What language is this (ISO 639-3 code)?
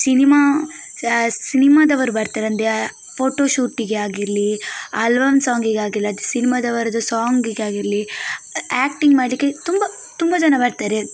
kan